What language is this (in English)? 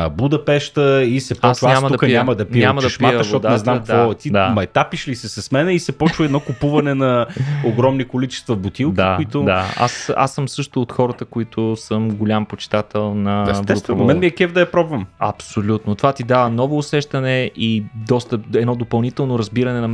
Bulgarian